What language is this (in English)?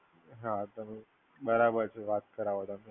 Gujarati